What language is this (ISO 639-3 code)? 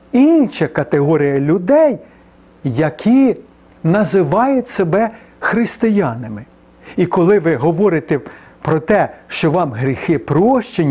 ukr